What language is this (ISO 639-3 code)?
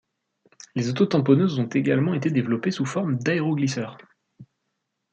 fra